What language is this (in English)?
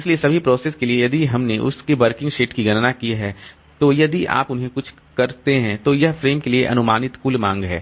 Hindi